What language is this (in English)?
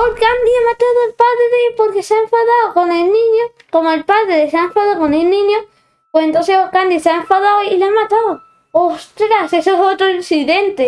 Spanish